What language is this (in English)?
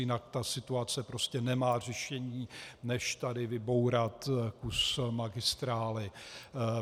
Czech